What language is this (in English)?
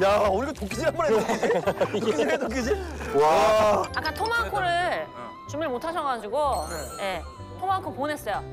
Korean